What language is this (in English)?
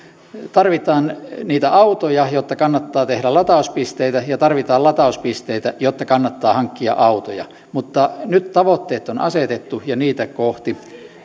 Finnish